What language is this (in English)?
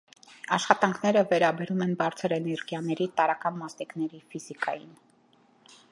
Armenian